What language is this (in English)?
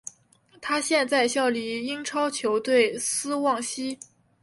Chinese